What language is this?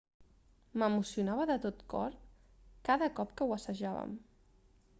Catalan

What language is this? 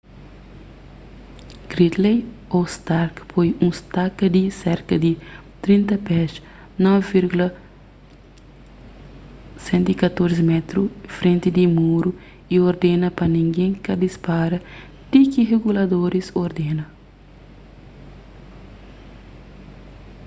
Kabuverdianu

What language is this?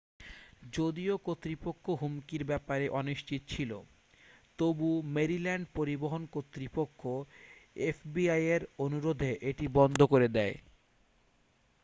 Bangla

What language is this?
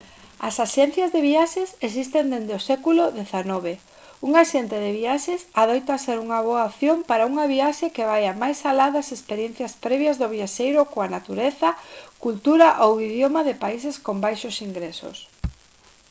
Galician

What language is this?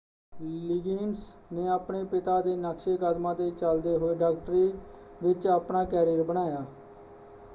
Punjabi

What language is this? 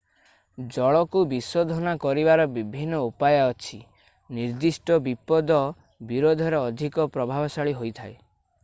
Odia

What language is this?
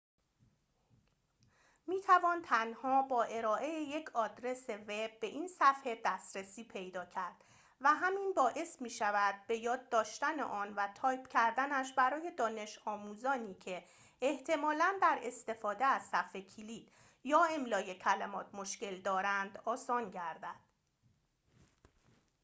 Persian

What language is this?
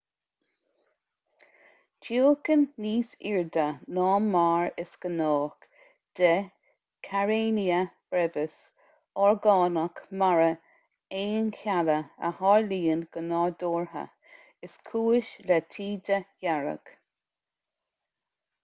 Irish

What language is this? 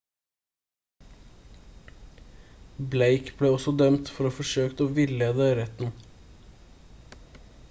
Norwegian Bokmål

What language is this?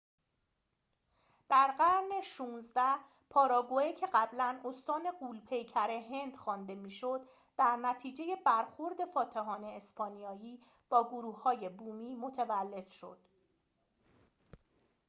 Persian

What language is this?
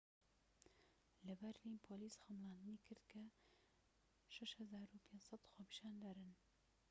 Central Kurdish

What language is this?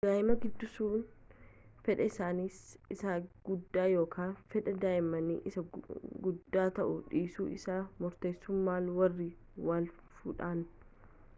Oromo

